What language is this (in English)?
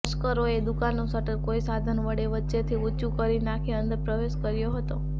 Gujarati